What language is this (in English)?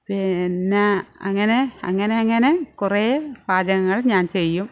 Malayalam